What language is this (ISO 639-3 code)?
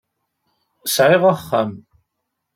kab